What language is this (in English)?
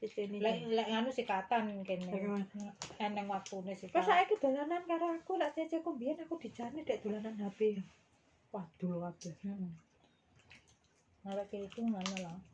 Indonesian